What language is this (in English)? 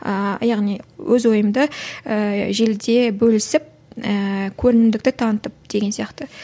Kazakh